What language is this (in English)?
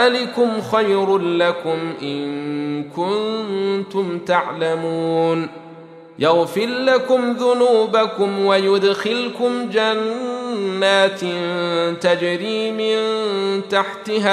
Arabic